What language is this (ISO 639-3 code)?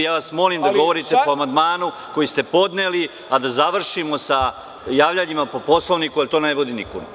srp